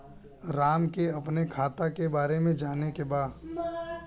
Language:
Bhojpuri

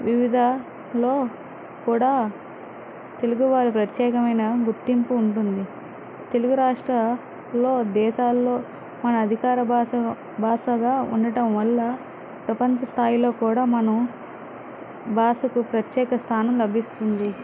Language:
Telugu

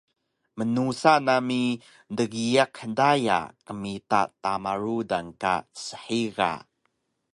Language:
Taroko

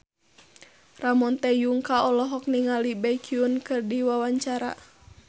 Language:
Sundanese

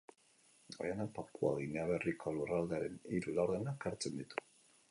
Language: Basque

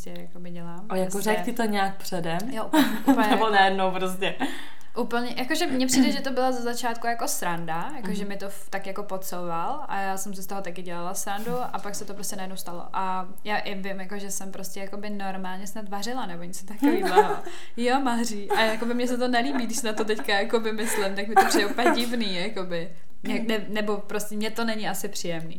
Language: Czech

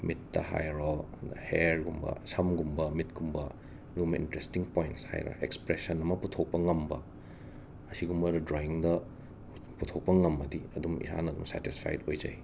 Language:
Manipuri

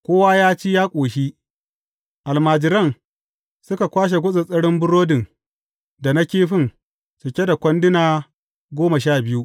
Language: Hausa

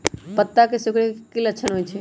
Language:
Magahi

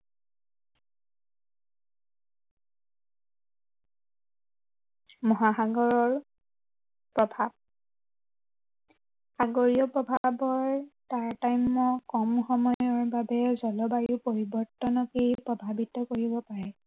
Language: Assamese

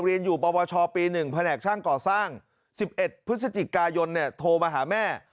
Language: Thai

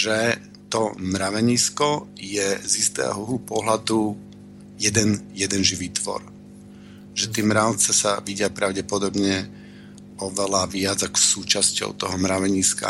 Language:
Slovak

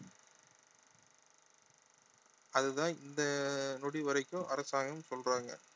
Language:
Tamil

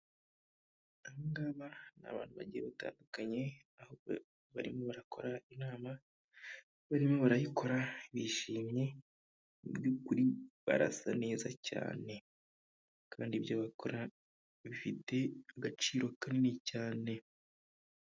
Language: Kinyarwanda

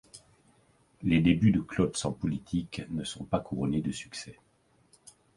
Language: French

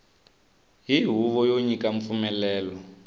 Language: Tsonga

